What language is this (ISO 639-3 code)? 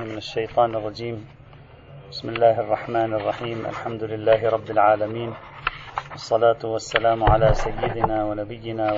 ara